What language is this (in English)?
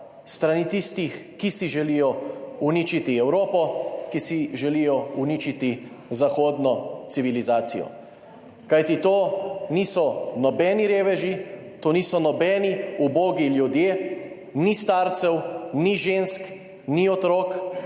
Slovenian